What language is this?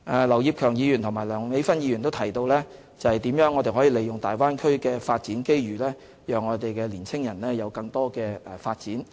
Cantonese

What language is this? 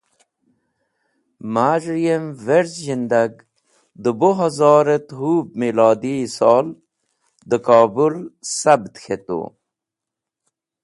Wakhi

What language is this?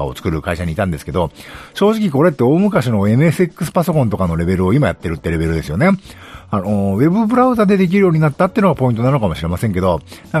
Japanese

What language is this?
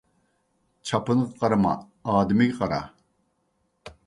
Uyghur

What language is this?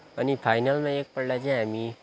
Nepali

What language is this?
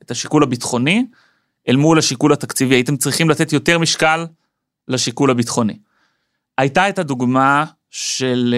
Hebrew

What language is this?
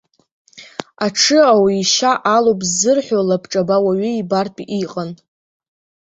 Abkhazian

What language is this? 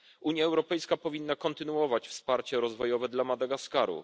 Polish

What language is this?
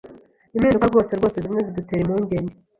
Kinyarwanda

